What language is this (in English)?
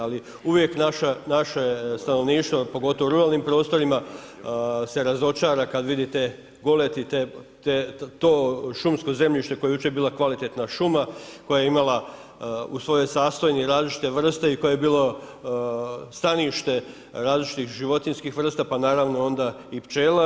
Croatian